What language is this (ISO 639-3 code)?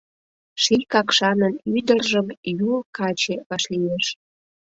chm